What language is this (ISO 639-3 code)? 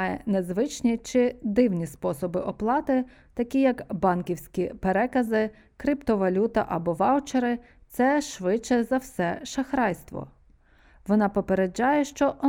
ukr